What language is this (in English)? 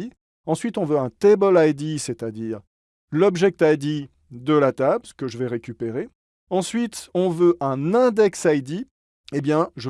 French